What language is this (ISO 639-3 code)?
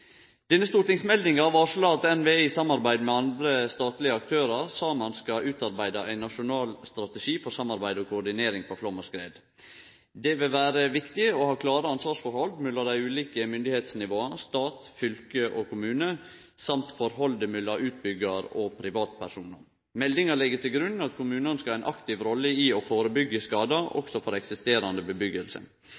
nno